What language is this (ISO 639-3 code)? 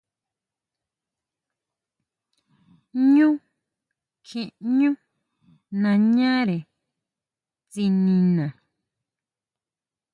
mau